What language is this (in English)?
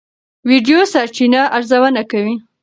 Pashto